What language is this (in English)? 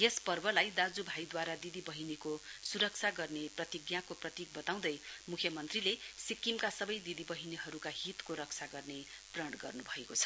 Nepali